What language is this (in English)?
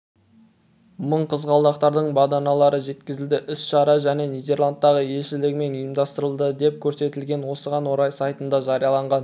Kazakh